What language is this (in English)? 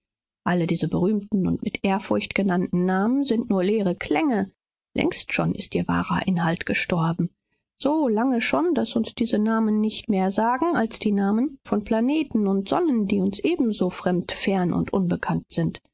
German